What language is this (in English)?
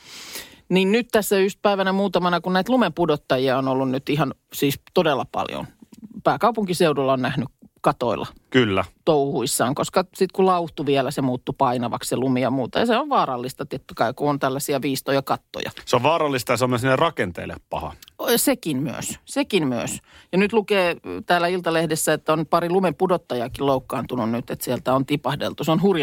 Finnish